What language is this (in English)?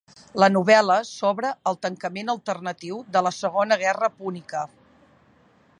Catalan